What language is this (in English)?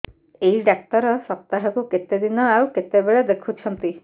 Odia